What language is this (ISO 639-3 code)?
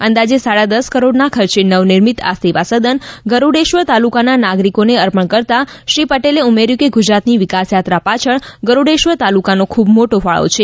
guj